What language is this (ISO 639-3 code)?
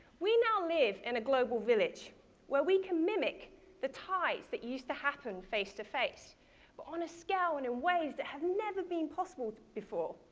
eng